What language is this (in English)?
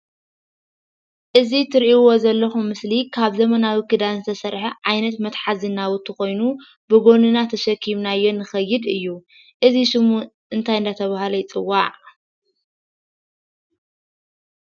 Tigrinya